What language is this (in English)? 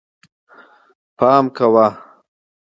Pashto